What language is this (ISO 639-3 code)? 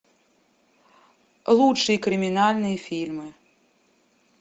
rus